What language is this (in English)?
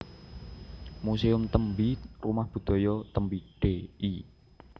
Javanese